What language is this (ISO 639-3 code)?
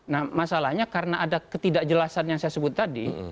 ind